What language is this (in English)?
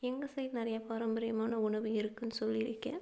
Tamil